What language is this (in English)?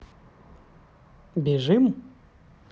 Russian